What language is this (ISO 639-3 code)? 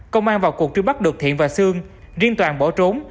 vie